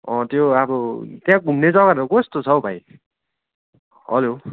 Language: Nepali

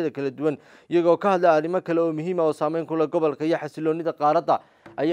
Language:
Arabic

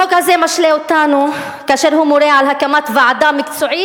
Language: Hebrew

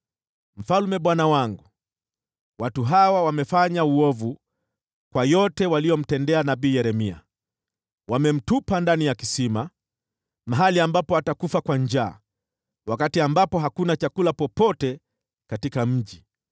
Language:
Swahili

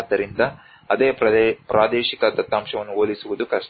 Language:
Kannada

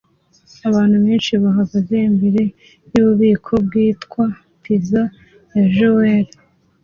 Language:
Kinyarwanda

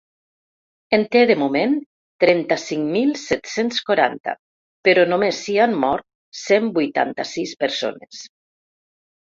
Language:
Catalan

